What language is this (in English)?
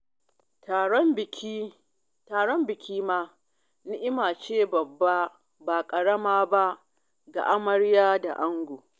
Hausa